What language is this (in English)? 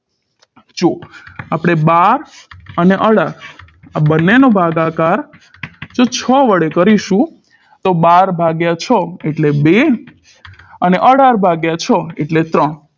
Gujarati